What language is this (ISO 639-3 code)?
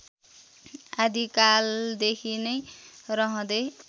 nep